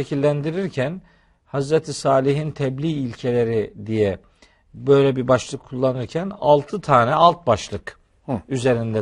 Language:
Turkish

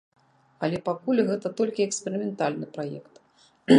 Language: Belarusian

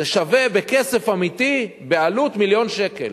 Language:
Hebrew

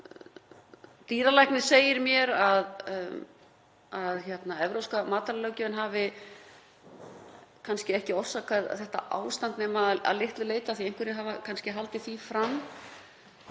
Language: Icelandic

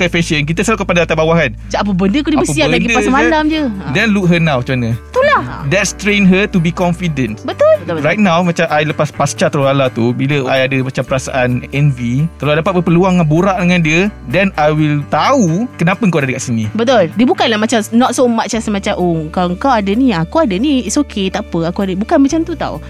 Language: Malay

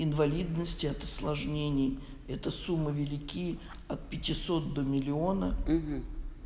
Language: Russian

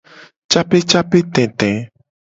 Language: Gen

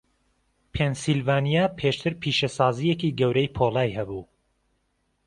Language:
Central Kurdish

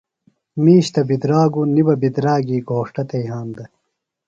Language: Phalura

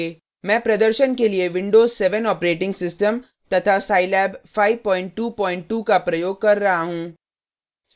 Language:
Hindi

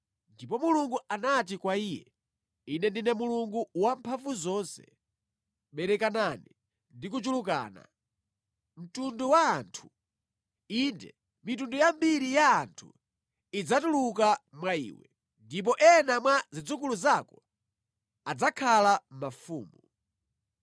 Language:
Nyanja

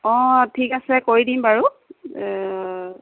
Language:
Assamese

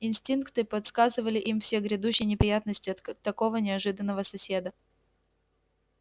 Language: Russian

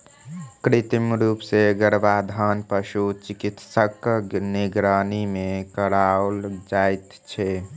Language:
Maithili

